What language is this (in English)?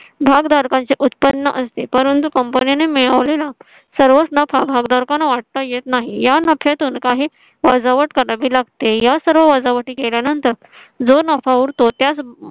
Marathi